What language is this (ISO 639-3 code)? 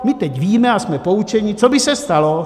ces